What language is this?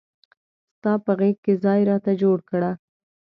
Pashto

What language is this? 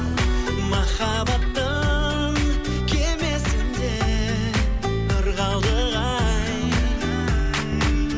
Kazakh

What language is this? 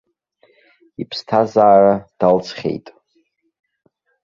Abkhazian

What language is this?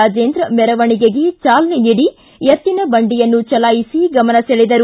Kannada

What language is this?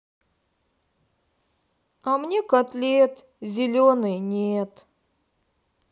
Russian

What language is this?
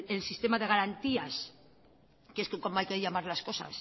Spanish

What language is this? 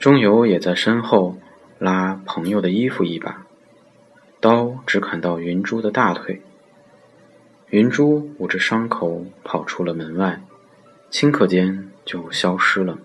Chinese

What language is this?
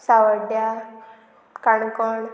Konkani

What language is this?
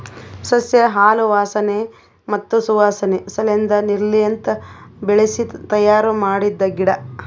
Kannada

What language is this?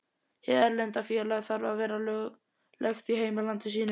Icelandic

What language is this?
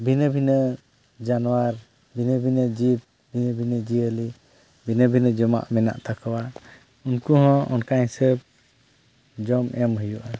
Santali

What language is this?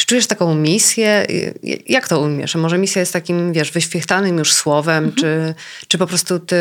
Polish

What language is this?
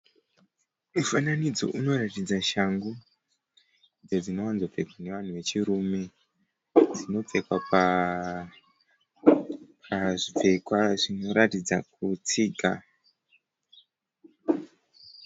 Shona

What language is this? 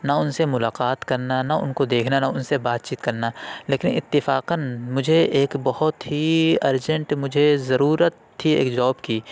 Urdu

